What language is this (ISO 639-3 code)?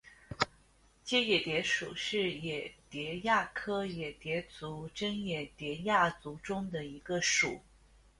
zho